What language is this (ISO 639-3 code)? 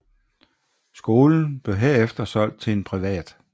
dan